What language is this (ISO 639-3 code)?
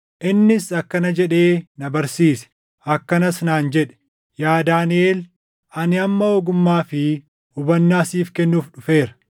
orm